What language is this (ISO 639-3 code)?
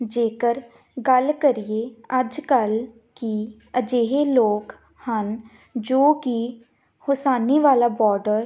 pan